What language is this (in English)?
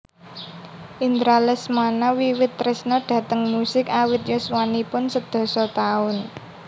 Javanese